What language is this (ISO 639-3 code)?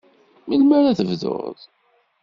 kab